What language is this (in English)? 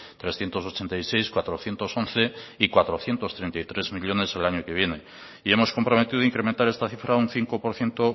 Spanish